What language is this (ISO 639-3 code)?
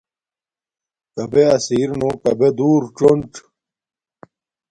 dmk